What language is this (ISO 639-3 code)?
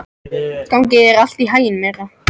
isl